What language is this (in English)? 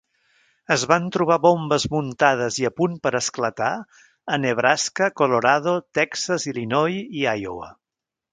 Catalan